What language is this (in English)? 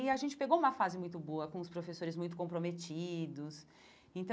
Portuguese